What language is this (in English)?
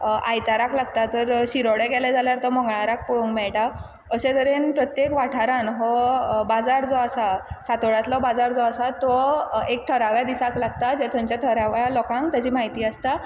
Konkani